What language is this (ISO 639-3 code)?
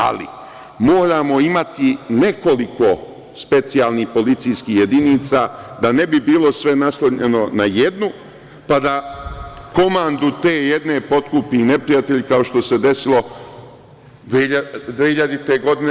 srp